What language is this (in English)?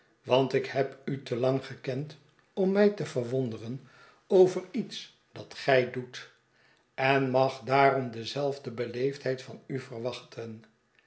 Dutch